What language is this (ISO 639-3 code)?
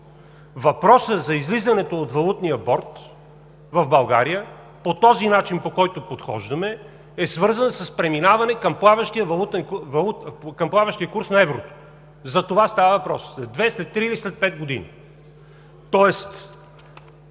bul